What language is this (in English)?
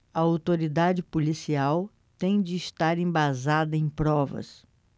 Portuguese